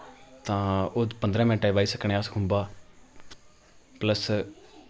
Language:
Dogri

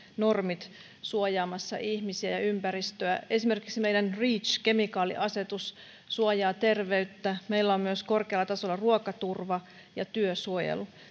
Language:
Finnish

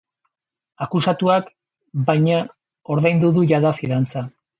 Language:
Basque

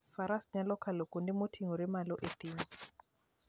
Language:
Luo (Kenya and Tanzania)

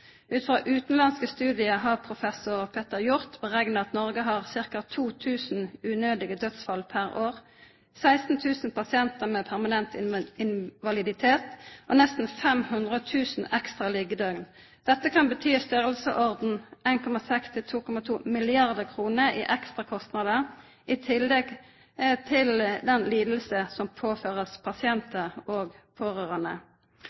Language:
Norwegian Nynorsk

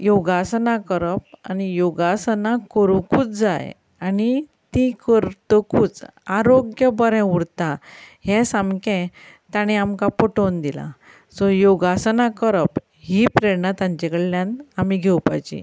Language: Konkani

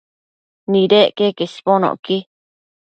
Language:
Matsés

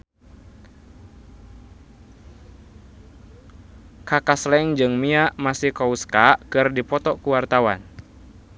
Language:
Sundanese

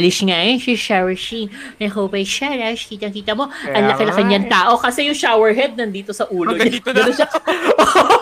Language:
Filipino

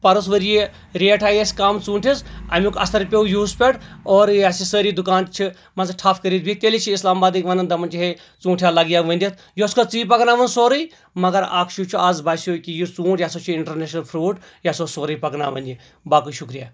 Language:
Kashmiri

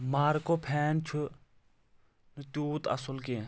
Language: Kashmiri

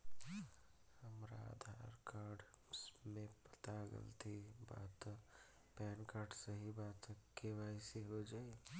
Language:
Bhojpuri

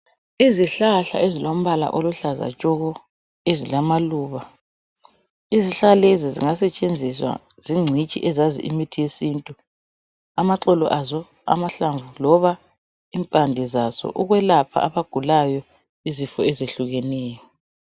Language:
North Ndebele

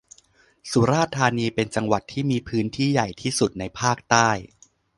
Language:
Thai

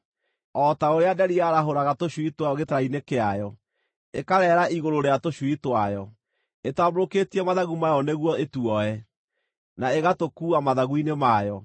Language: Kikuyu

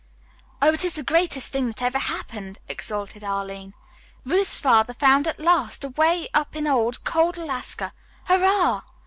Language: English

